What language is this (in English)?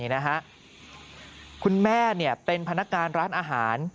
Thai